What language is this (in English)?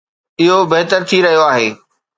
Sindhi